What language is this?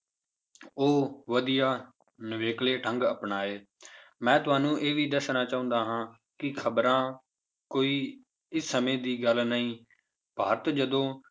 Punjabi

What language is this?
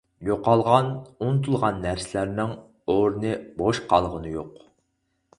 Uyghur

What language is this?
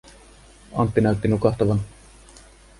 Finnish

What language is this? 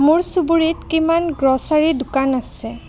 Assamese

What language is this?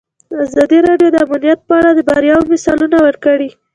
Pashto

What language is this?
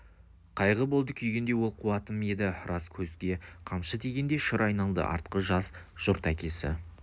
Kazakh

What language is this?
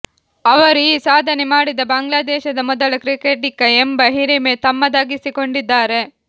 Kannada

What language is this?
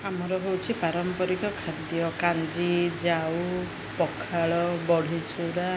Odia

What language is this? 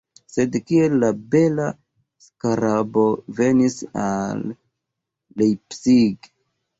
Esperanto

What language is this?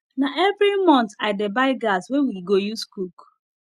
Nigerian Pidgin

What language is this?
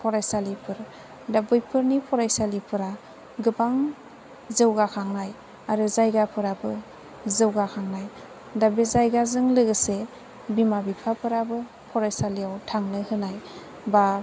Bodo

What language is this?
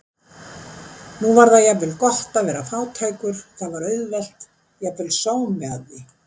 Icelandic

